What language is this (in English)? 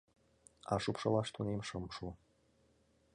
Mari